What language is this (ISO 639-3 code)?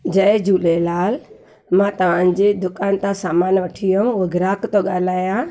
snd